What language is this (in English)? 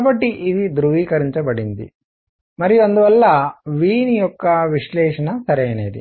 Telugu